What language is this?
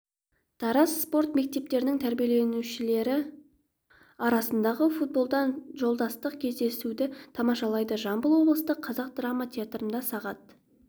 Kazakh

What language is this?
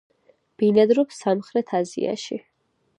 Georgian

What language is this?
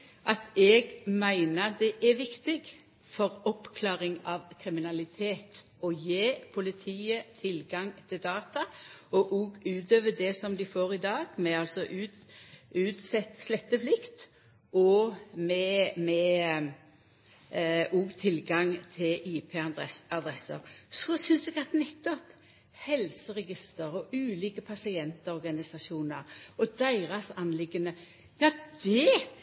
Norwegian Nynorsk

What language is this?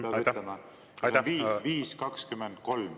Estonian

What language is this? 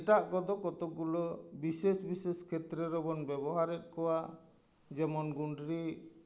Santali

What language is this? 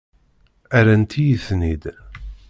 Kabyle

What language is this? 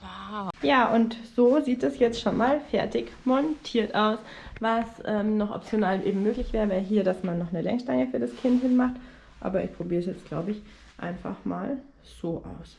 German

